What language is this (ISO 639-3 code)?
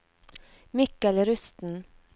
nor